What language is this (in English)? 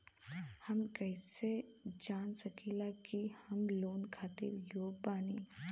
Bhojpuri